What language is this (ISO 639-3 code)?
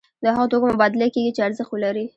pus